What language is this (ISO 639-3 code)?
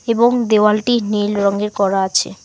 ben